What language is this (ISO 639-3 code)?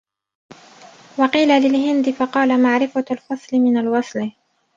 ara